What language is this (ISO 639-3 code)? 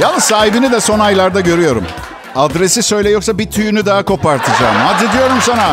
tur